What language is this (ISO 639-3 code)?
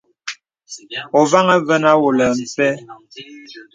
beb